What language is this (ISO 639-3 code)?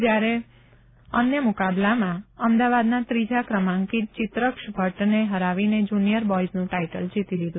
guj